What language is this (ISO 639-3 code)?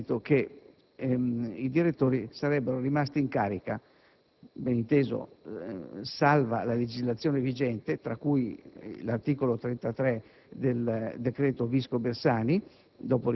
ita